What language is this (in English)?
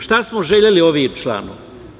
Serbian